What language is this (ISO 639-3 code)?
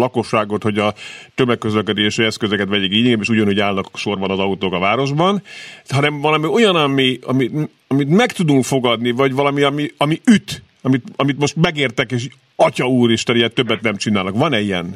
hun